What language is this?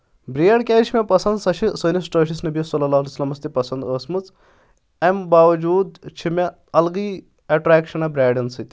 Kashmiri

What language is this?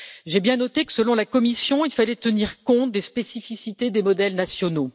French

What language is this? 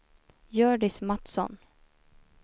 Swedish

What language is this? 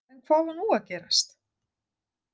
Icelandic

